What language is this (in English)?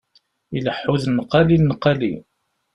Kabyle